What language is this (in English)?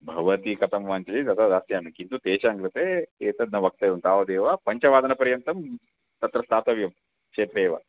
Sanskrit